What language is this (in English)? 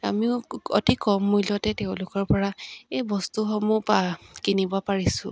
Assamese